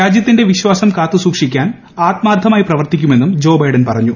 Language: Malayalam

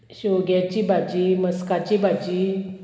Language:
Konkani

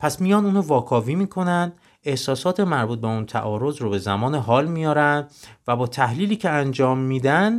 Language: Persian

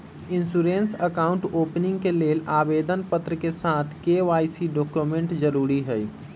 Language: Magahi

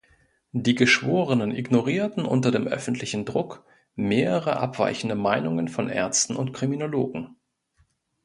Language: German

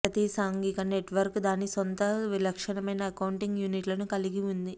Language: Telugu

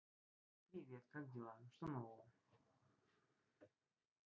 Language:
Russian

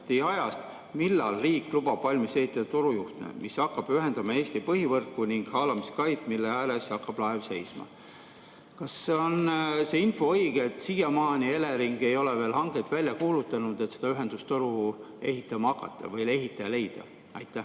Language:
Estonian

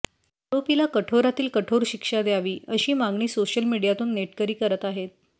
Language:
Marathi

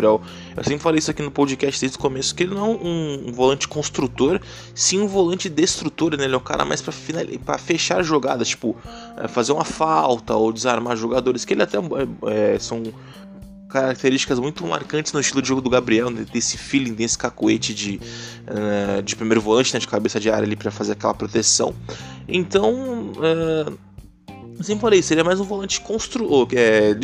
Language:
Portuguese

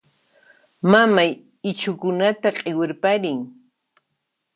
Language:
Puno Quechua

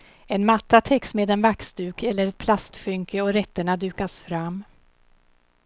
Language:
Swedish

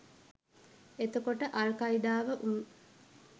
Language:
Sinhala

